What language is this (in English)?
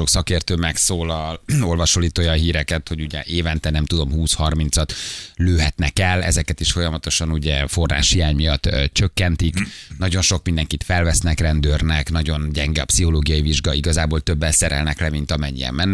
Hungarian